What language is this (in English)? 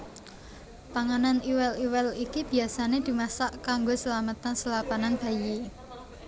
Javanese